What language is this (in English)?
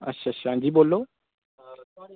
Dogri